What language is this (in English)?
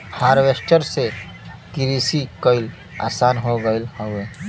Bhojpuri